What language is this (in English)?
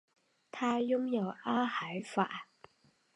Chinese